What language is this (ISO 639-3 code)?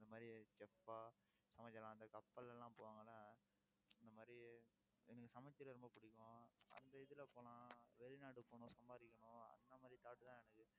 tam